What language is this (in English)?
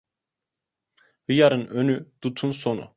Turkish